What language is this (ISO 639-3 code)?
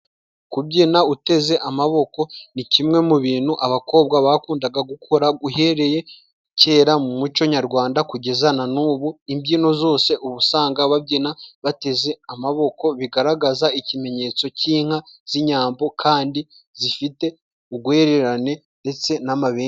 kin